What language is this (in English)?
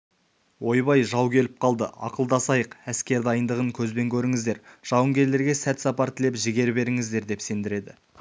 Kazakh